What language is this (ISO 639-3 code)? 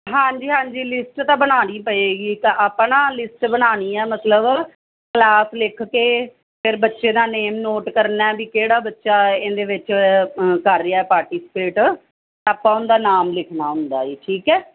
pan